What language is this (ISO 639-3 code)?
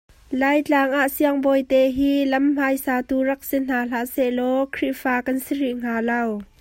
cnh